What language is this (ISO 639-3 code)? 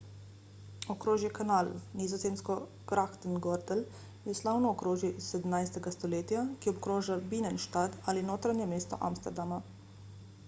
slv